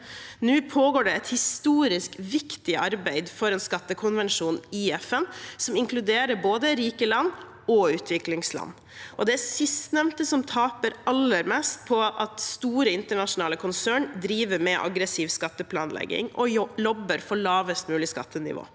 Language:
Norwegian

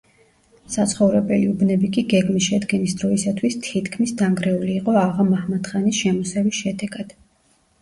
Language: Georgian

